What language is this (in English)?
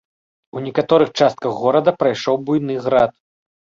Belarusian